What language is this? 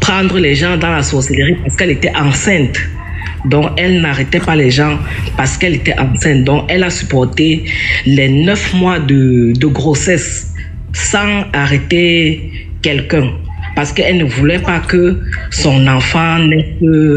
French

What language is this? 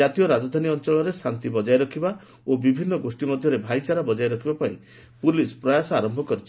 Odia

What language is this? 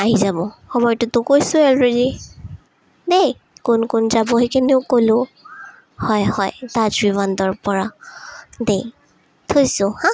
Assamese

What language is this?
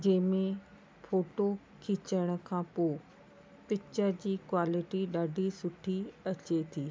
Sindhi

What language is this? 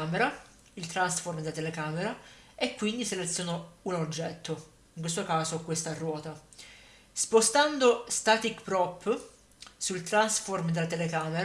Italian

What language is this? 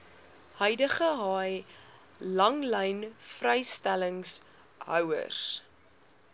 Afrikaans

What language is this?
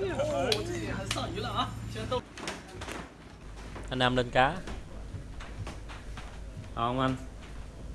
Vietnamese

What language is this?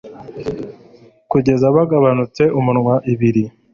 Kinyarwanda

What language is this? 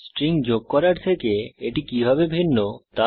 Bangla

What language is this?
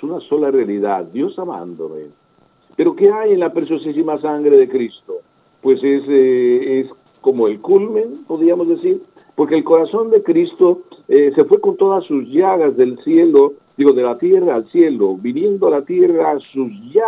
Spanish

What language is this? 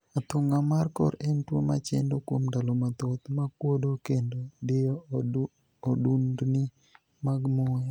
Luo (Kenya and Tanzania)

